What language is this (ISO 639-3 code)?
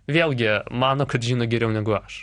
lit